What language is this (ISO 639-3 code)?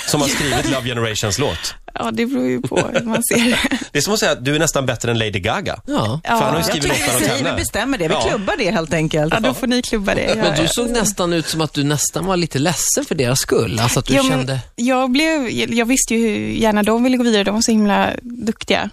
swe